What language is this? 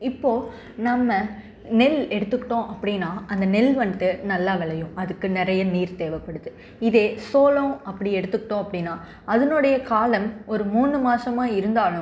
Tamil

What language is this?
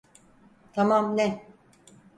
Turkish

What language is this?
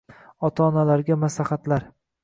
Uzbek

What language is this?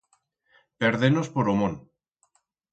Aragonese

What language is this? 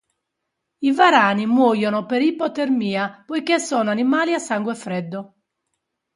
Italian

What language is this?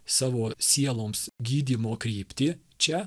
Lithuanian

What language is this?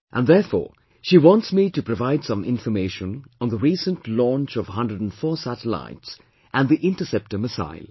English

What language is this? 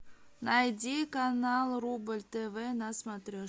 Russian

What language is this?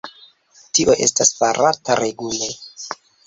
Esperanto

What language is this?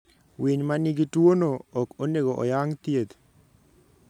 Luo (Kenya and Tanzania)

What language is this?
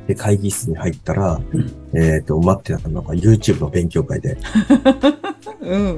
Japanese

